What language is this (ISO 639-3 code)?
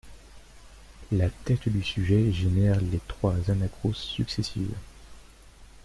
fra